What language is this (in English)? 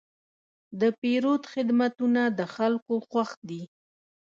Pashto